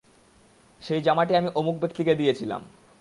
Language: Bangla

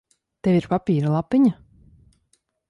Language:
Latvian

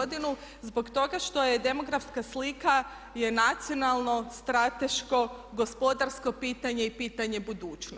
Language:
Croatian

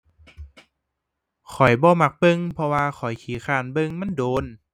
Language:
Thai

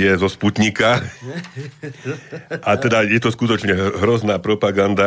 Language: Slovak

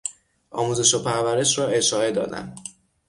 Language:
Persian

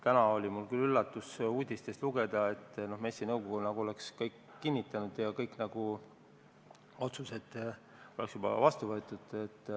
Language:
Estonian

